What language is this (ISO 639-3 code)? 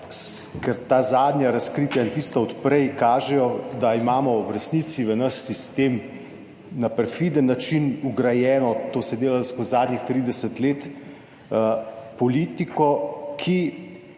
slv